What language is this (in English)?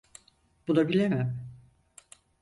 Turkish